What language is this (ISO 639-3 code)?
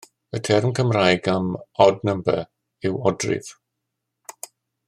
cym